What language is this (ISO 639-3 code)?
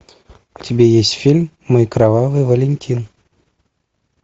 rus